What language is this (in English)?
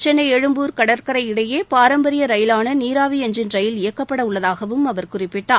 Tamil